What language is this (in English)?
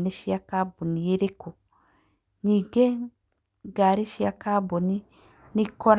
Kikuyu